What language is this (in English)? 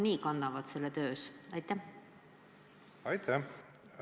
Estonian